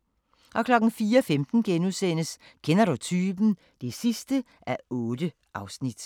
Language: Danish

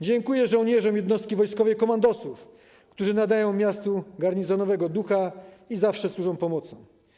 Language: Polish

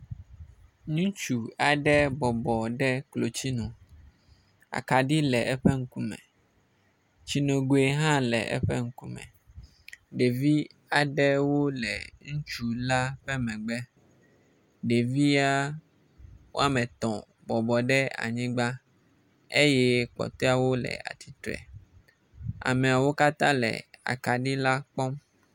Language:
Ewe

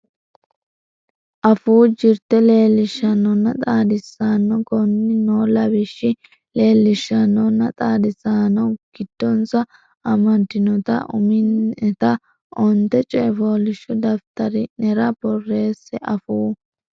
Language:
Sidamo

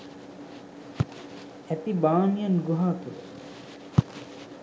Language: Sinhala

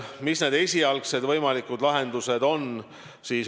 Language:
Estonian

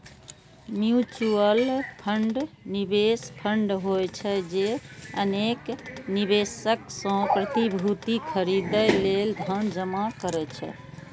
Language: Maithili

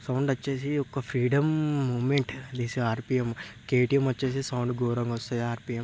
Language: Telugu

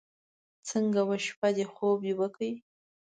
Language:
Pashto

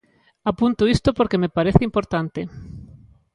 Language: Galician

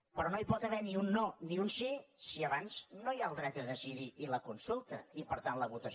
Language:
Catalan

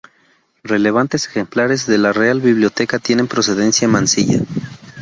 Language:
Spanish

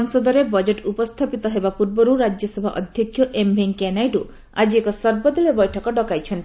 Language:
Odia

